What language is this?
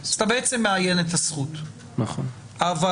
Hebrew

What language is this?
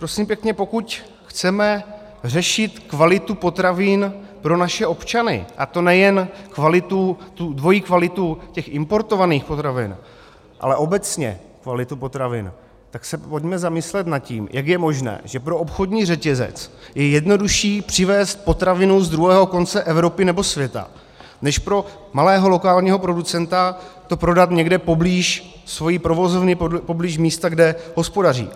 Czech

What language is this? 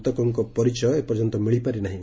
Odia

